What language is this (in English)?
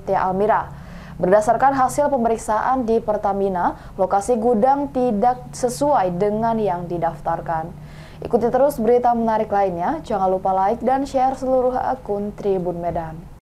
Indonesian